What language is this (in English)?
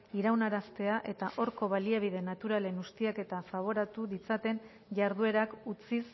Basque